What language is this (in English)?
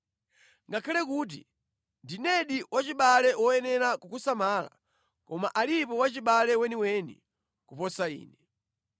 Nyanja